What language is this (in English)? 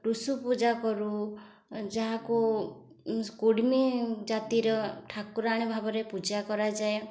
Odia